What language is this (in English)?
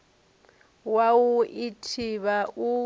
Venda